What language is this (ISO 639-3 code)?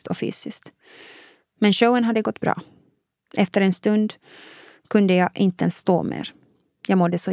swe